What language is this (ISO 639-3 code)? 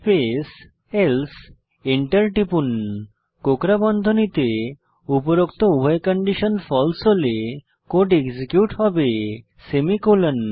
ben